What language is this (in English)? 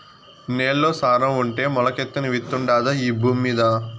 Telugu